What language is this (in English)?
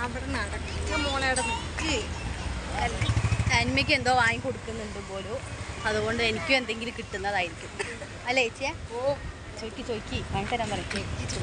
Malayalam